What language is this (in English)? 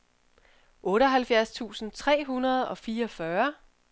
Danish